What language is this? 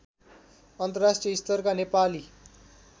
Nepali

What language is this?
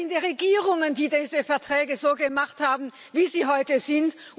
German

